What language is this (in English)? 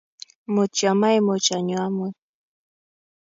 Kalenjin